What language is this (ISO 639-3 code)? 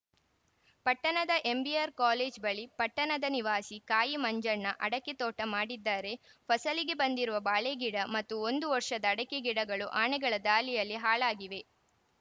kan